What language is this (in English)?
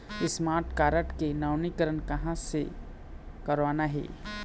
Chhattisgarhi